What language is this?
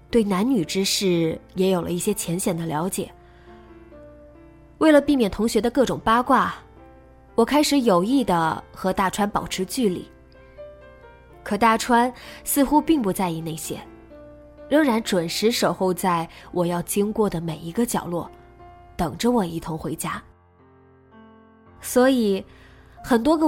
Chinese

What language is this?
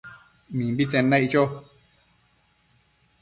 Matsés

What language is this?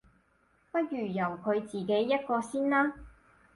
Cantonese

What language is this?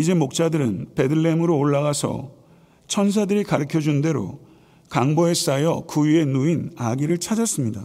Korean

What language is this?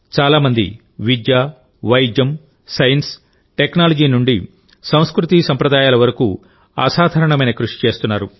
Telugu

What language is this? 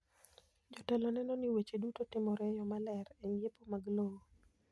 Luo (Kenya and Tanzania)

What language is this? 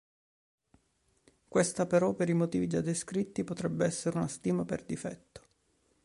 Italian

